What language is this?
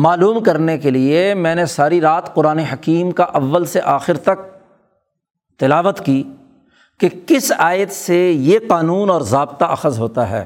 Urdu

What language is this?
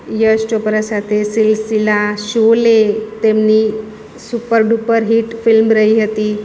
Gujarati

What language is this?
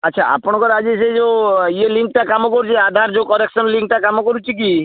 Odia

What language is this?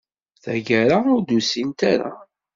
Kabyle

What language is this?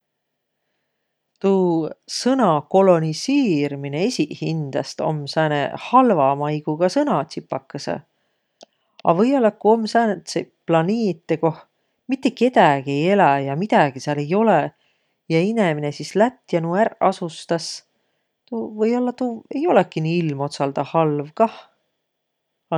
Võro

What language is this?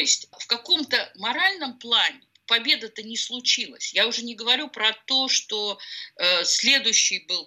Russian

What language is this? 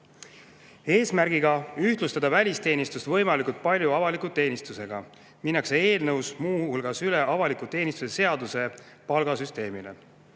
Estonian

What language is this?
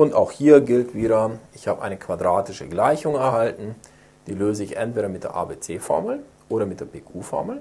German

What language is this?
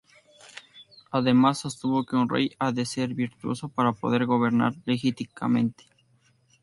Spanish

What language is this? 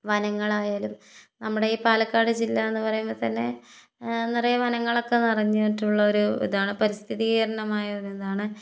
Malayalam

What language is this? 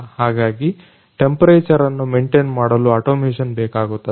Kannada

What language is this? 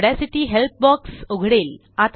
Marathi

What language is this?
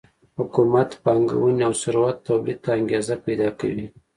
Pashto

